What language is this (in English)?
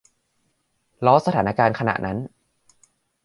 Thai